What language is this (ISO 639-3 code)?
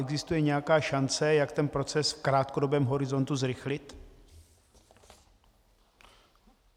ces